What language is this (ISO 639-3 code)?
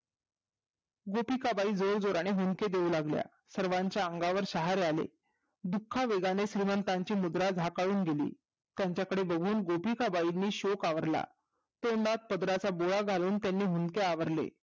mar